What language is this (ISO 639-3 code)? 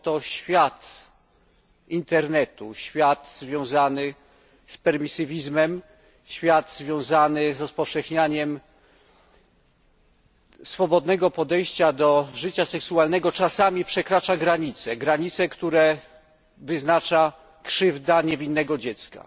pol